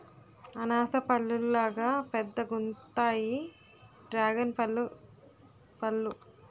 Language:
Telugu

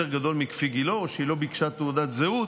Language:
Hebrew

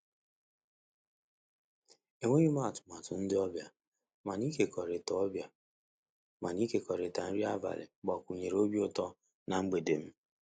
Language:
Igbo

